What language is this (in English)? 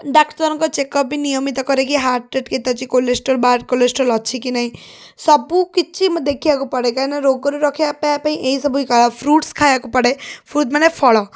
Odia